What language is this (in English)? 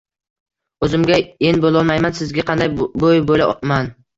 Uzbek